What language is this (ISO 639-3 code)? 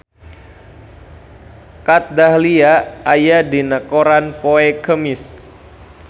sun